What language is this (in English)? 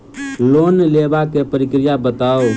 Maithili